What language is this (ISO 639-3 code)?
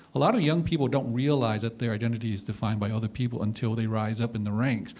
eng